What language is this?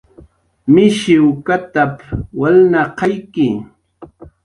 Jaqaru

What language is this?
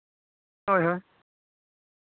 Santali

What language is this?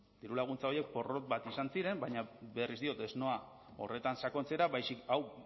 Basque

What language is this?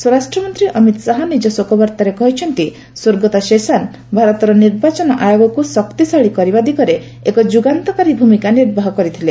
Odia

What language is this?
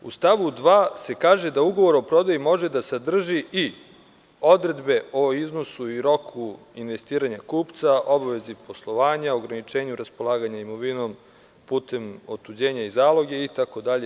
Serbian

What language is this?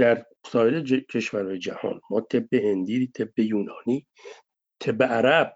Persian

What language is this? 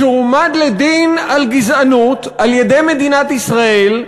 Hebrew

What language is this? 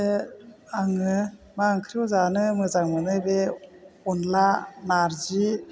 Bodo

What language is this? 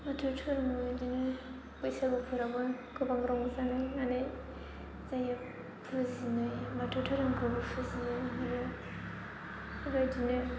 Bodo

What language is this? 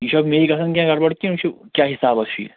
Kashmiri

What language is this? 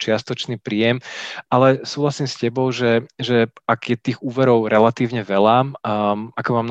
Slovak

